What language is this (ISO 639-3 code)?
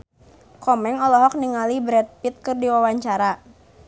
sun